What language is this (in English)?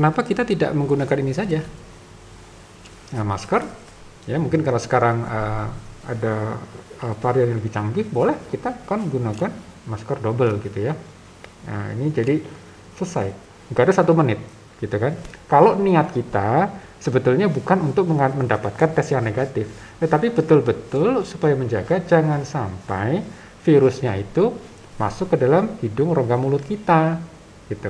Indonesian